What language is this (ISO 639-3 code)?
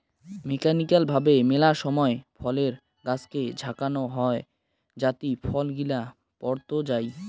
ben